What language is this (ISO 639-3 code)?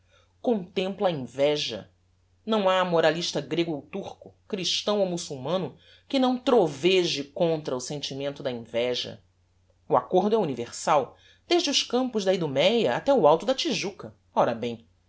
por